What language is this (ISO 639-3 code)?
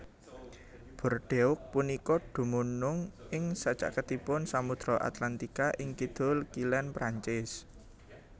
jav